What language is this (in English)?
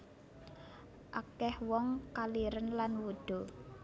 Javanese